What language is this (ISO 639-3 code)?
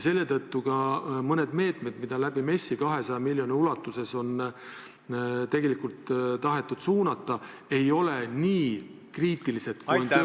est